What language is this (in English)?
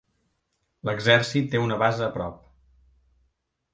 Catalan